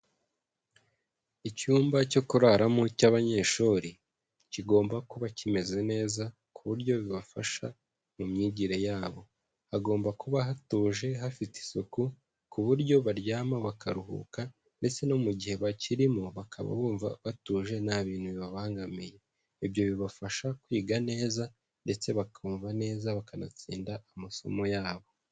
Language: Kinyarwanda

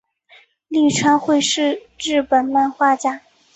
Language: Chinese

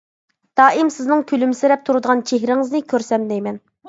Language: Uyghur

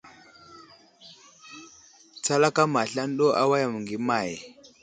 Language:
Wuzlam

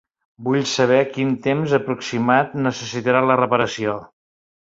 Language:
Catalan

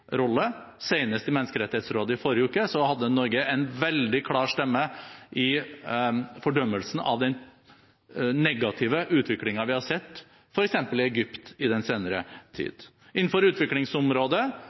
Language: Norwegian Bokmål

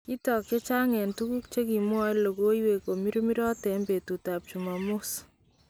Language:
Kalenjin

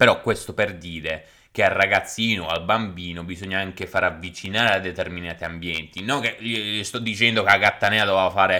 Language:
Italian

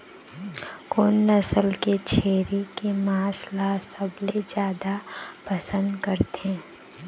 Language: Chhattisgarhi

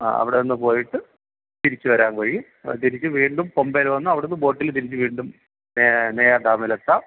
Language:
Malayalam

